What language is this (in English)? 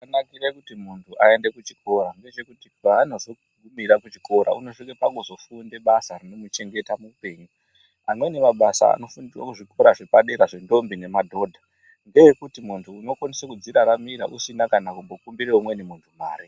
Ndau